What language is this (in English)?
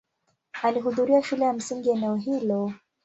Swahili